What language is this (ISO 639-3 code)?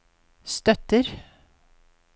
nor